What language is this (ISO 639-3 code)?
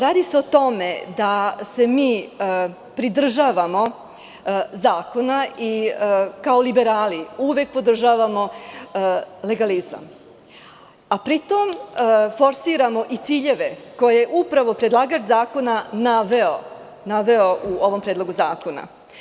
srp